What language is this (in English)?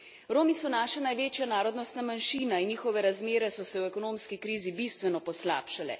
Slovenian